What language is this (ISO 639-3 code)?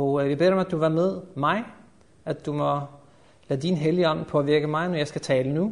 dan